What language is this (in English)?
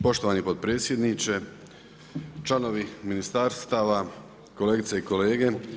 Croatian